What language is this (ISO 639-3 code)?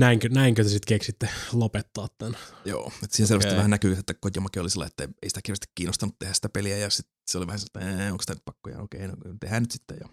fin